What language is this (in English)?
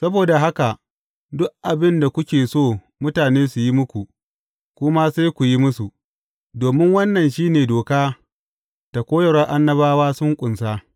Hausa